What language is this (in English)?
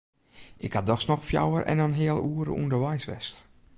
Western Frisian